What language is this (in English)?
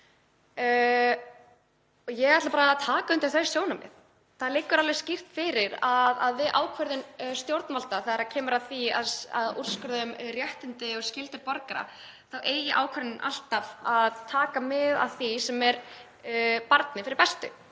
Icelandic